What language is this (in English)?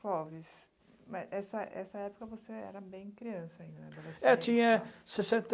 Portuguese